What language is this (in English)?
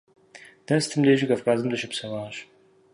Kabardian